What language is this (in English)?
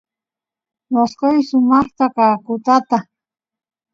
Santiago del Estero Quichua